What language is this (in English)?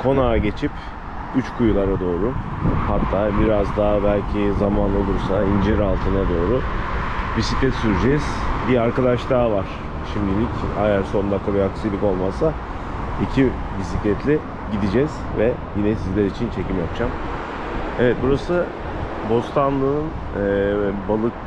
Turkish